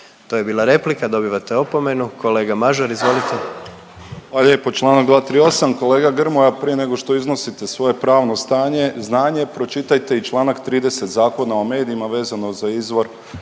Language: Croatian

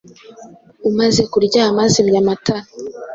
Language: Kinyarwanda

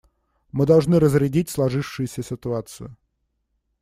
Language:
Russian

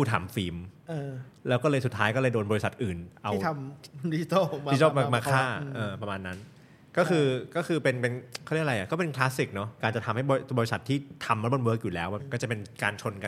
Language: Thai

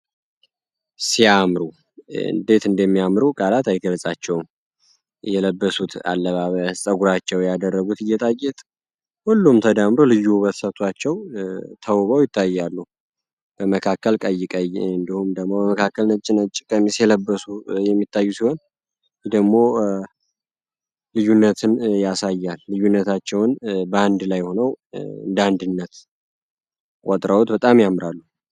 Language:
Amharic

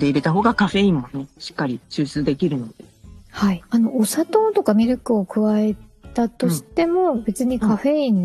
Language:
Japanese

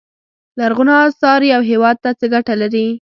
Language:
Pashto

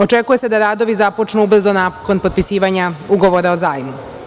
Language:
Serbian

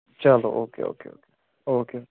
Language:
Kashmiri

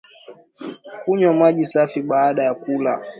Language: Swahili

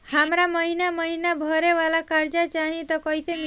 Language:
Bhojpuri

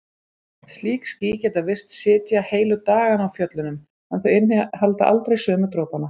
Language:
Icelandic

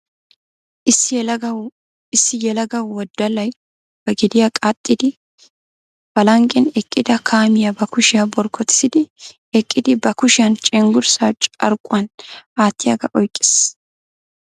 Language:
Wolaytta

